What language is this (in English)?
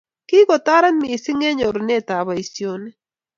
Kalenjin